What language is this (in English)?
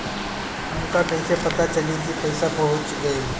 Bhojpuri